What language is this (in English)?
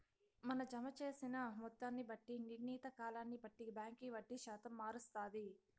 Telugu